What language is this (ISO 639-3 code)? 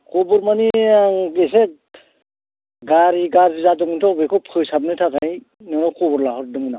brx